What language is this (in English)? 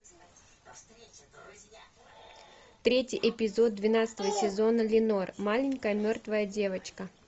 Russian